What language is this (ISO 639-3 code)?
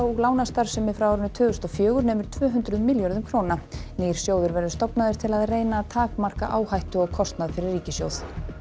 isl